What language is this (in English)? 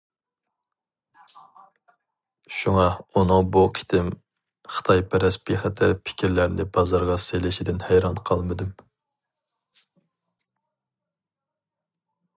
Uyghur